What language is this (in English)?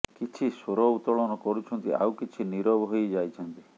Odia